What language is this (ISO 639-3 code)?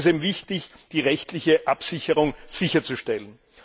deu